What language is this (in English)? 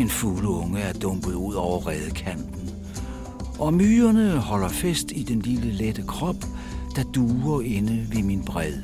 Danish